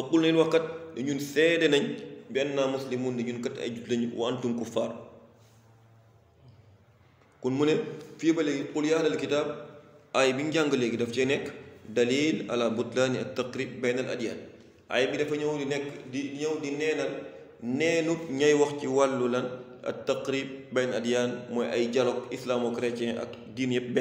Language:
Arabic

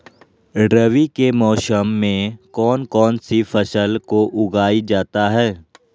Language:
Magahi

